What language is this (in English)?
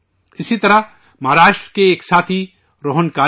Urdu